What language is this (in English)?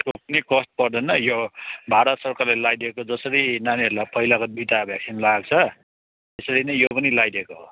Nepali